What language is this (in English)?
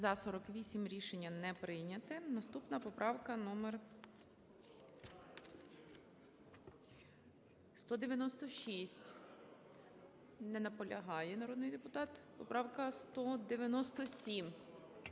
Ukrainian